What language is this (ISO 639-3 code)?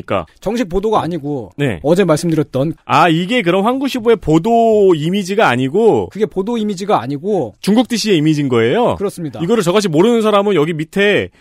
kor